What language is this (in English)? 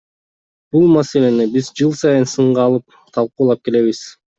Kyrgyz